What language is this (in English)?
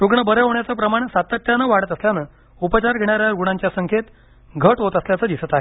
Marathi